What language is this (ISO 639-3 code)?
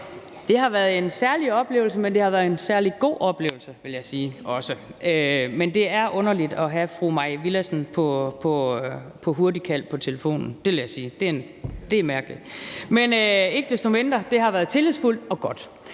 dan